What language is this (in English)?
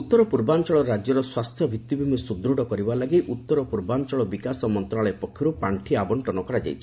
Odia